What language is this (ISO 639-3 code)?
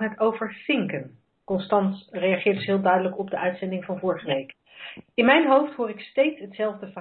nld